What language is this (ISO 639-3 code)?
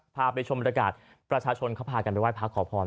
tha